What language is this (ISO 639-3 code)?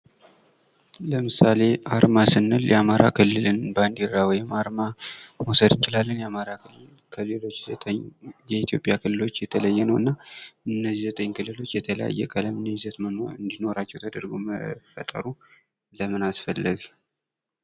amh